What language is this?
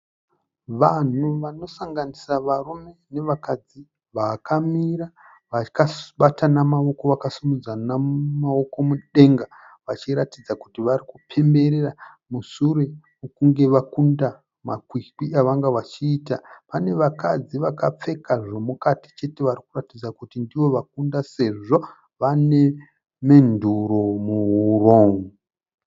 Shona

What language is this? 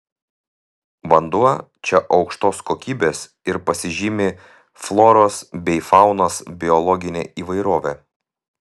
Lithuanian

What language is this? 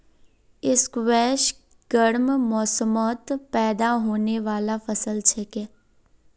Magahi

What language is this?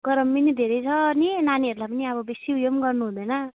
Nepali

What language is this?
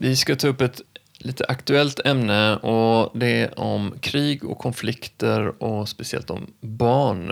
Swedish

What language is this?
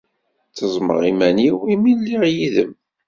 Kabyle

